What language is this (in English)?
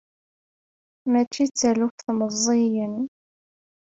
Kabyle